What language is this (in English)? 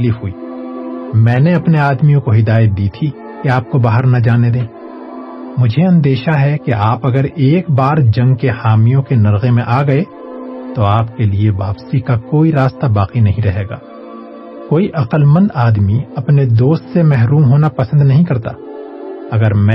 Urdu